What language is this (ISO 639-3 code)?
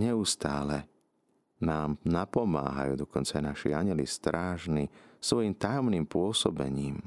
slk